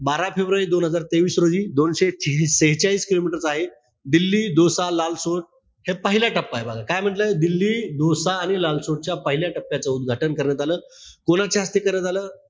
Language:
Marathi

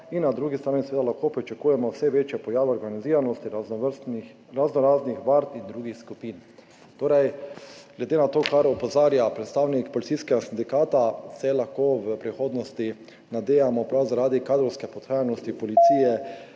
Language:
Slovenian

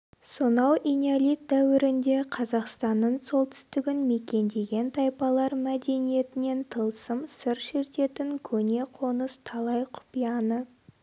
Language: Kazakh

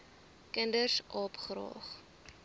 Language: Afrikaans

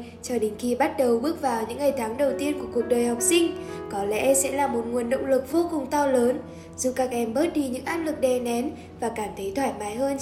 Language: Vietnamese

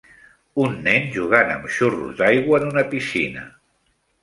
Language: Catalan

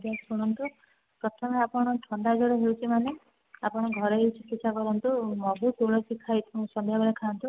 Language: Odia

